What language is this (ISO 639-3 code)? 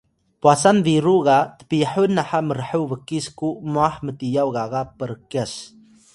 tay